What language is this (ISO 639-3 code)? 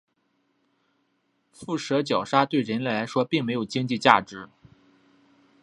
zho